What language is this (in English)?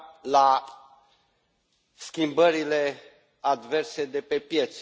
Romanian